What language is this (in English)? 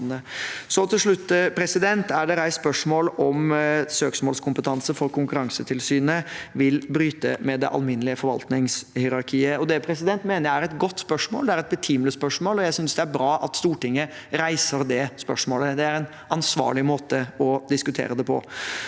Norwegian